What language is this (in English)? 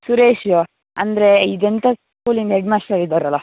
Kannada